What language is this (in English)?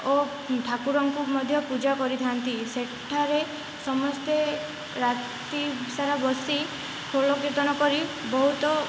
Odia